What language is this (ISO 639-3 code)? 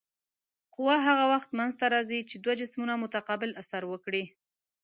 pus